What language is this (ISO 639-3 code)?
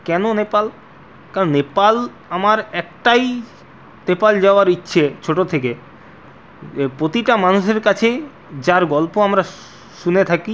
ben